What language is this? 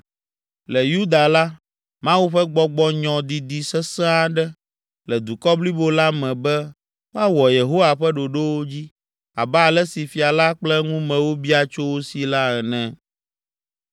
Ewe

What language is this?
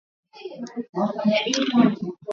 Swahili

